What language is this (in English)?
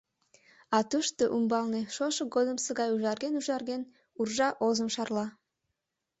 Mari